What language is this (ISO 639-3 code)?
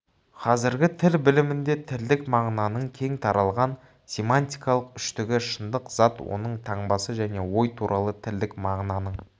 kaz